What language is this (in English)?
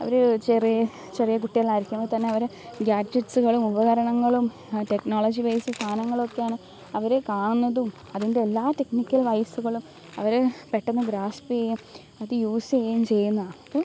Malayalam